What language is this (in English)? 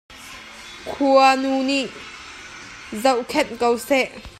Hakha Chin